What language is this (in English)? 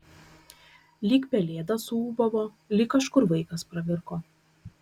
Lithuanian